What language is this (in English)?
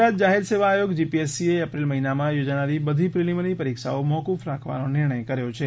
Gujarati